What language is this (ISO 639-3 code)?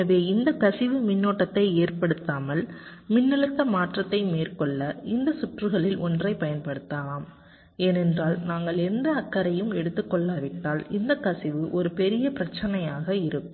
tam